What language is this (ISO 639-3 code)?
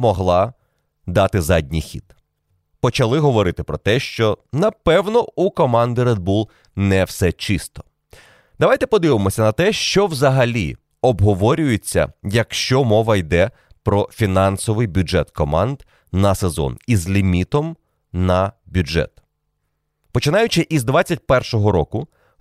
ukr